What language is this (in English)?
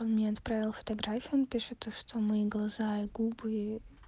Russian